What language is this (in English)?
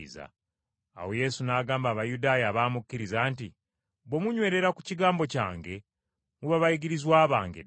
Ganda